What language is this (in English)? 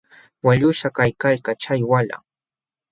Jauja Wanca Quechua